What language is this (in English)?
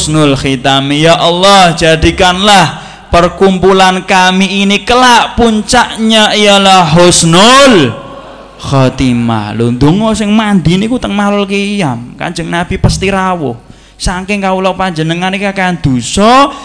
Indonesian